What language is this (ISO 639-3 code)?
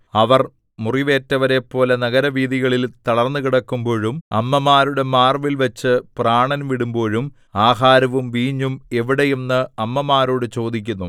mal